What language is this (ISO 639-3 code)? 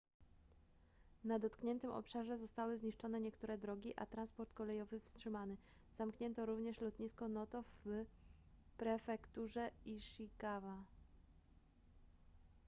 pol